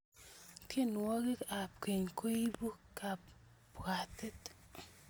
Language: Kalenjin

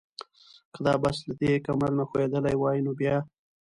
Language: Pashto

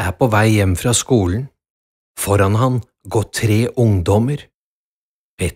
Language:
Norwegian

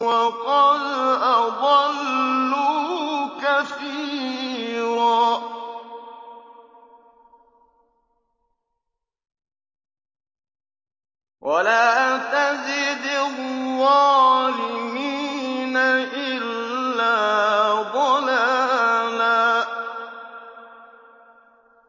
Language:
Arabic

